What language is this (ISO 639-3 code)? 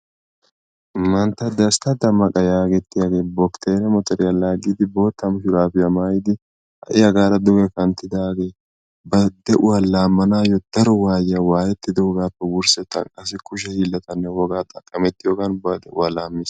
wal